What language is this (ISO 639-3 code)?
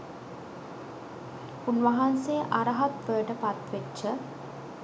sin